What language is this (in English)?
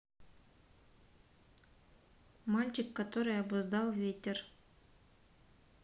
Russian